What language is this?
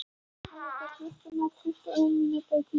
Icelandic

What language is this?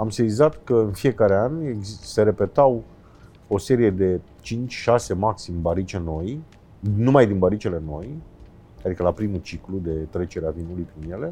Romanian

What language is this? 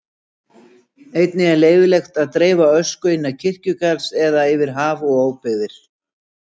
Icelandic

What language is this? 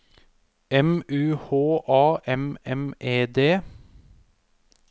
Norwegian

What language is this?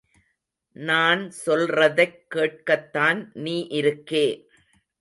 Tamil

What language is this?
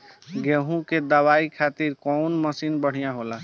Bhojpuri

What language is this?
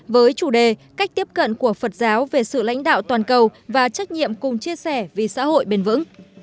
Vietnamese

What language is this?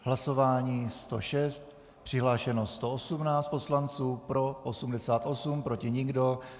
Czech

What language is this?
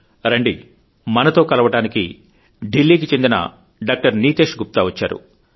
Telugu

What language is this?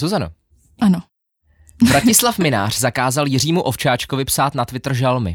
Czech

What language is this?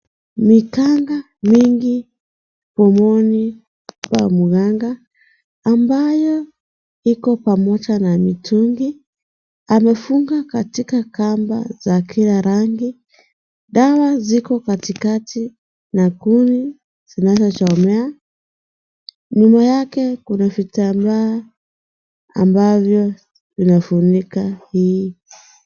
Swahili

